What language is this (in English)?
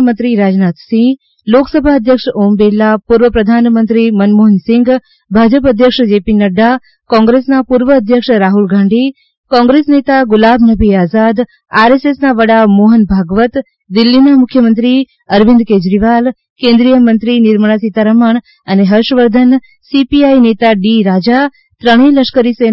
Gujarati